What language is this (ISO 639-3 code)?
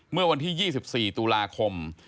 tha